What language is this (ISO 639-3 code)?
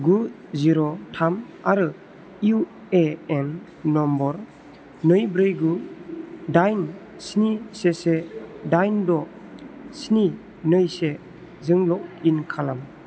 brx